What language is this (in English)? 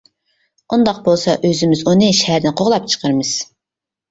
Uyghur